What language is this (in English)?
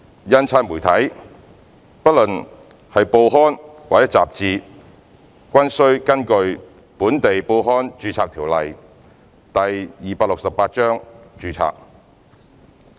Cantonese